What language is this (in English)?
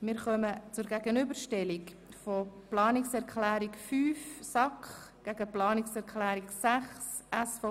Swiss German